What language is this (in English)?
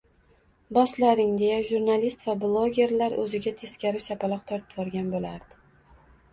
Uzbek